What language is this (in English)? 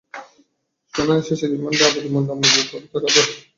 Bangla